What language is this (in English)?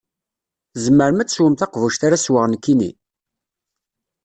Kabyle